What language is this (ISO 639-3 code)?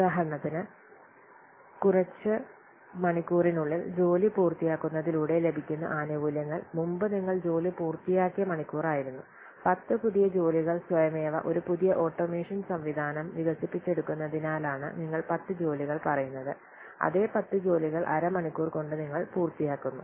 mal